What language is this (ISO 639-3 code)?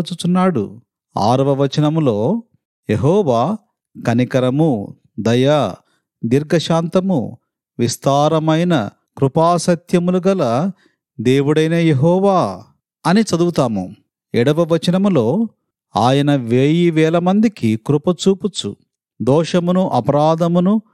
tel